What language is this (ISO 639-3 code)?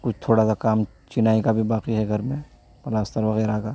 urd